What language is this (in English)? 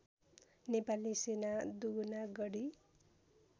Nepali